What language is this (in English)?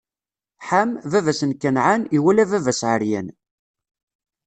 Kabyle